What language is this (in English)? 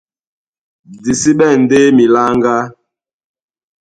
Duala